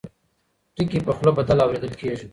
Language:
Pashto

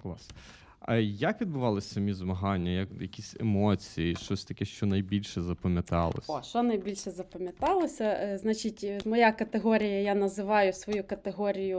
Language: Ukrainian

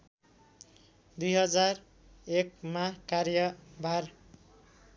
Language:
Nepali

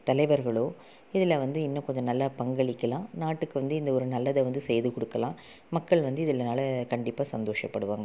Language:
Tamil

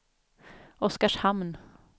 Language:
Swedish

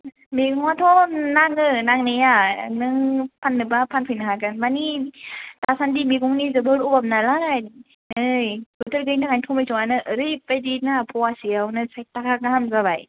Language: Bodo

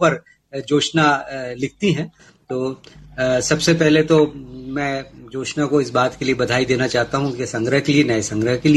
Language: Hindi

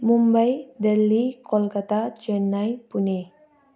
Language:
Nepali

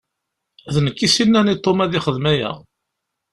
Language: Kabyle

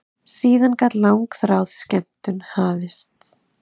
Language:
Icelandic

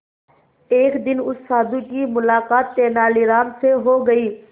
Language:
Hindi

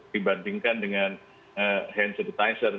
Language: Indonesian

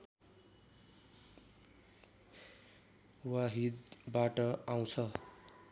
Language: Nepali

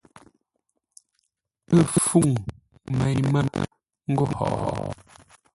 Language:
Ngombale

